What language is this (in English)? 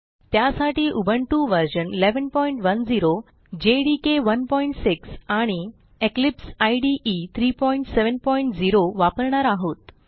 Marathi